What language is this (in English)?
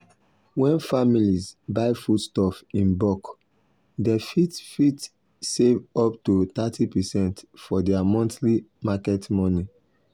Nigerian Pidgin